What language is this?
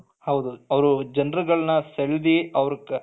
Kannada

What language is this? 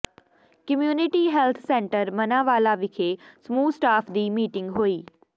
Punjabi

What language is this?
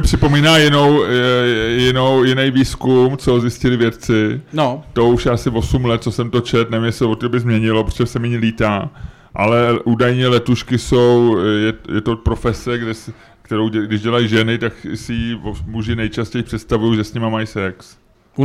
Czech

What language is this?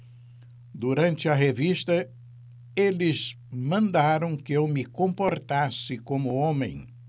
Portuguese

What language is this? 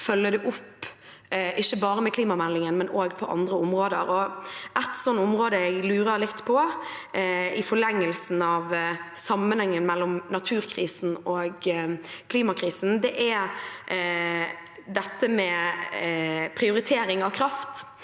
Norwegian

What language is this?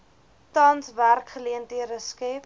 Afrikaans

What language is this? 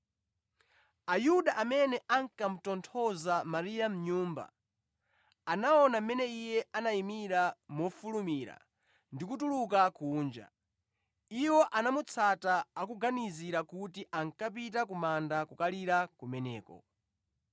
Nyanja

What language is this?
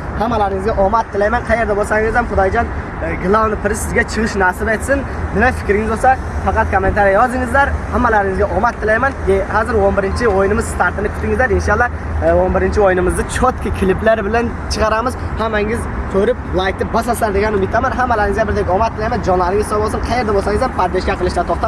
Turkish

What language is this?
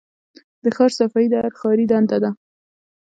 Pashto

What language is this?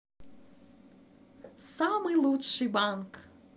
Russian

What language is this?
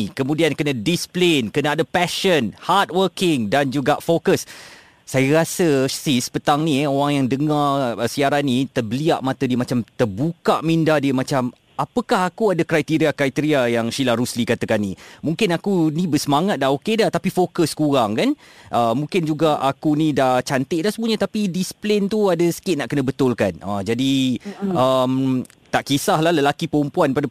Malay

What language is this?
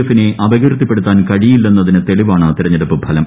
Malayalam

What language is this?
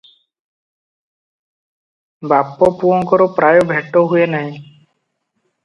Odia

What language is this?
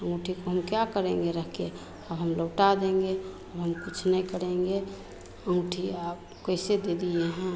Hindi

